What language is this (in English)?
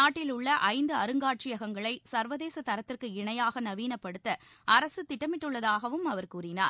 Tamil